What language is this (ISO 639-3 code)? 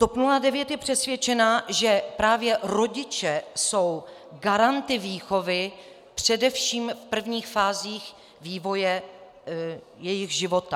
ces